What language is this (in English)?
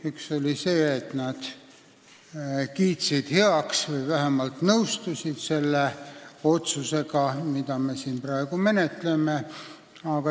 Estonian